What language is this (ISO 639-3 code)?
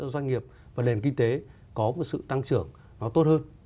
vie